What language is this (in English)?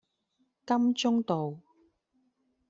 Cantonese